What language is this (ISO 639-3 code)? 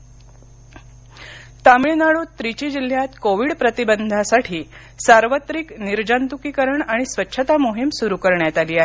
mar